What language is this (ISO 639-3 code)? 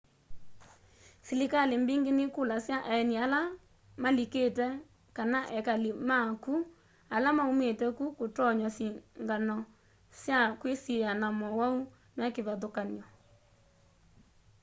kam